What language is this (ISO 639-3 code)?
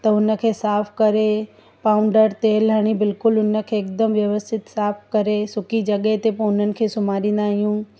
snd